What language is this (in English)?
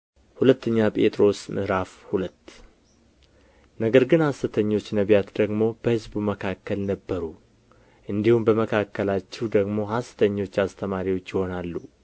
Amharic